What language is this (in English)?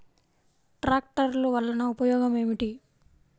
Telugu